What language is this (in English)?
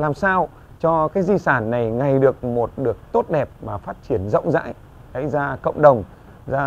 Vietnamese